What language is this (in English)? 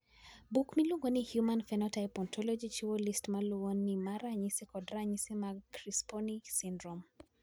Luo (Kenya and Tanzania)